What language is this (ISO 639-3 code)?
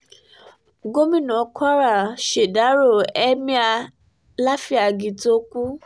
yor